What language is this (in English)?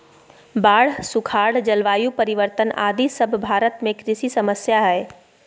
Magahi